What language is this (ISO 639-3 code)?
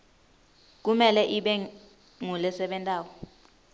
ssw